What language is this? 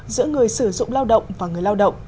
Vietnamese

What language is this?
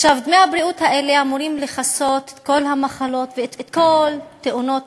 Hebrew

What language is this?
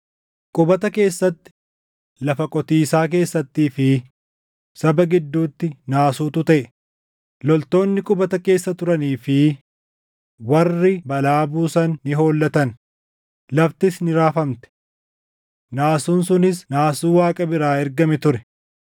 Oromo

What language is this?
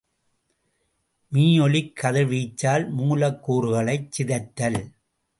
Tamil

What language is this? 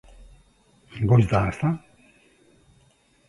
Basque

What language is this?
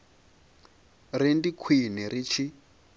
Venda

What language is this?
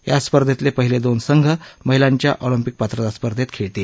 Marathi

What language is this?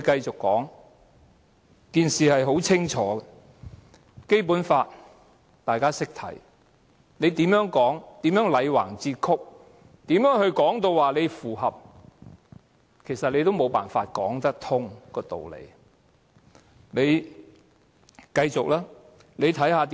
Cantonese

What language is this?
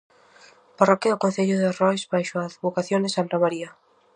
Galician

